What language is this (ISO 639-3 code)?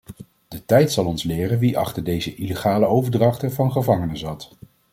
nld